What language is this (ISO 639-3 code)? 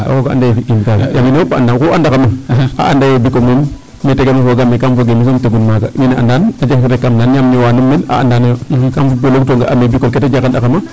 srr